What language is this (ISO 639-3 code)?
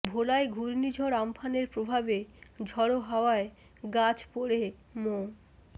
ben